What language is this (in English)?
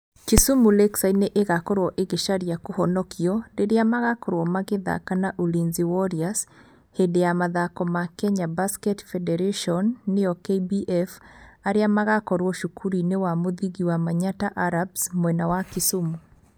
Kikuyu